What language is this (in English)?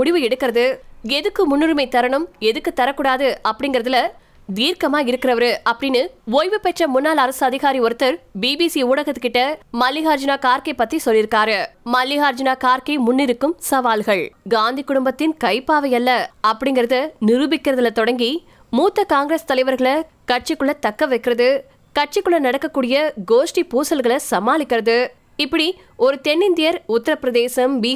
Tamil